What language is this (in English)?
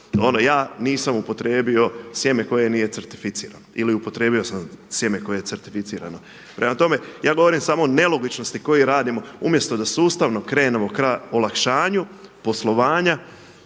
Croatian